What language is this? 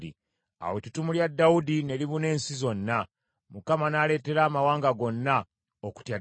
Ganda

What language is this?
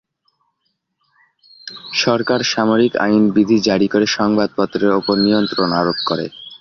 Bangla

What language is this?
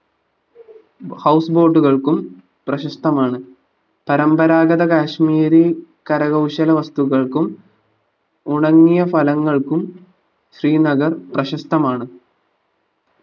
Malayalam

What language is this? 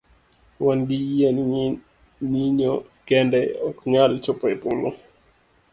Luo (Kenya and Tanzania)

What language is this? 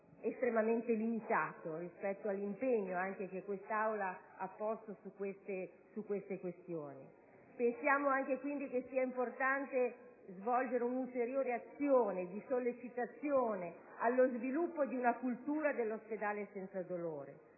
Italian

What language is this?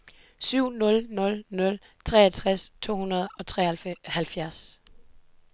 Danish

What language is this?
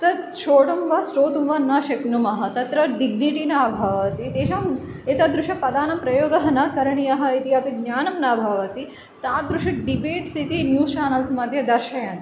Sanskrit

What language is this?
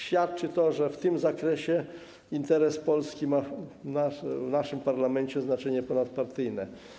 Polish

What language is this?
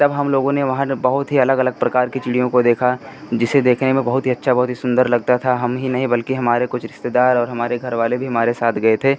Hindi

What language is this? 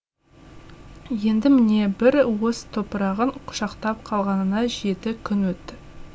Kazakh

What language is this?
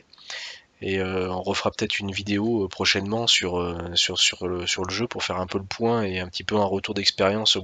French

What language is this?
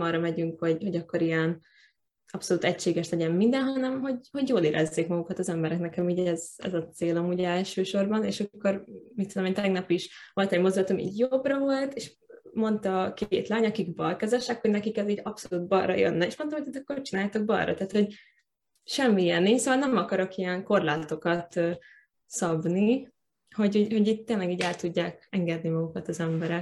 Hungarian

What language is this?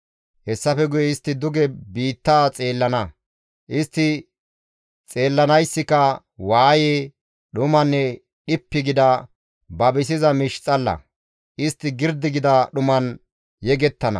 Gamo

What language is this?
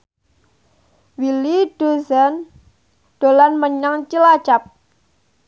Javanese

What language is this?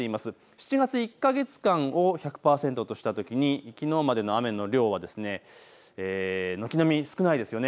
Japanese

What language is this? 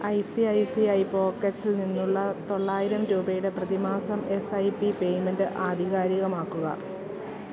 Malayalam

